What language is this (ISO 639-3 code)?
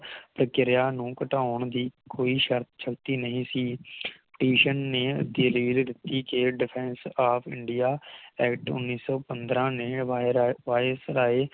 pan